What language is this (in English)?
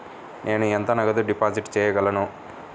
Telugu